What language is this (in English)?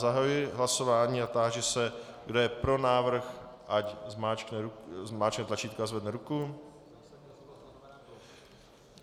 Czech